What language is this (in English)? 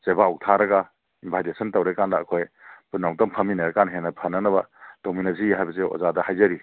Manipuri